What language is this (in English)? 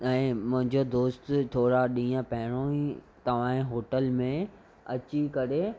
Sindhi